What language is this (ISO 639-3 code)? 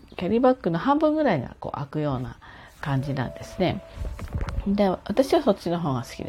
jpn